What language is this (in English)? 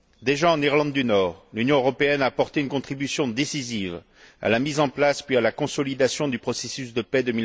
French